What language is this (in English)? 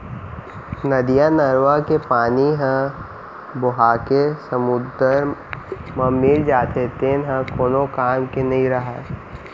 Chhattisgarhi